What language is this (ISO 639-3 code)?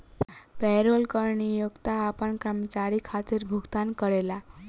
bho